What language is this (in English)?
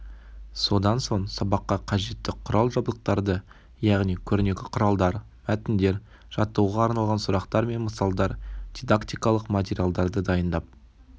Kazakh